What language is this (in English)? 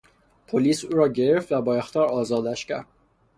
Persian